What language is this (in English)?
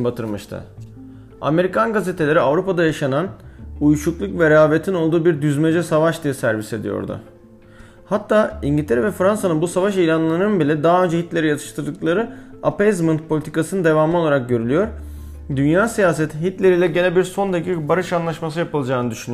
Turkish